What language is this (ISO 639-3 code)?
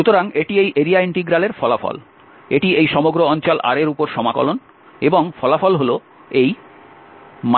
ben